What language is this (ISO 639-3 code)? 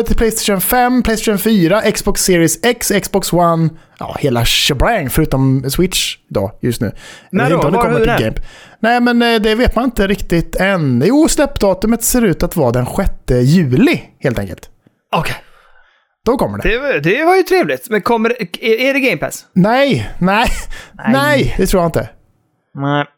swe